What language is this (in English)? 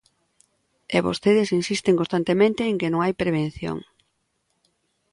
Galician